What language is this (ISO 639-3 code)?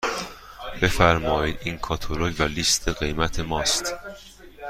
fas